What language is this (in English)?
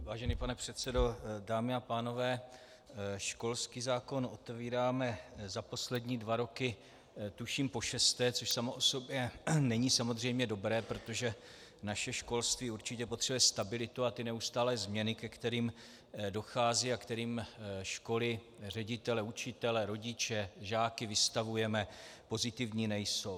Czech